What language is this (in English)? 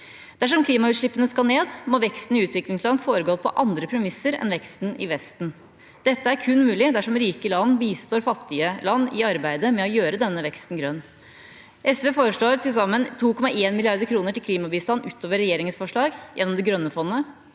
Norwegian